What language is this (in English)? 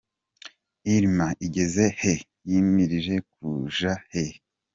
Kinyarwanda